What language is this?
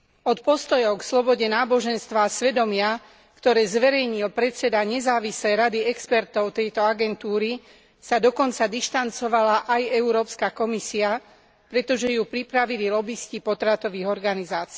Slovak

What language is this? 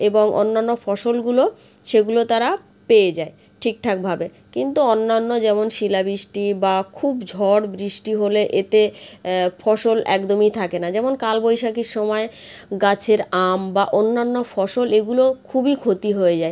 Bangla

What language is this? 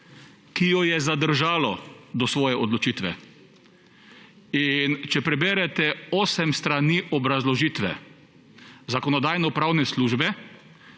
Slovenian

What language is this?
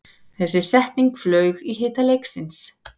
Icelandic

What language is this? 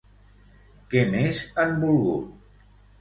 Catalan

